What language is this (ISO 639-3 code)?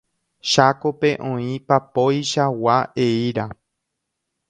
grn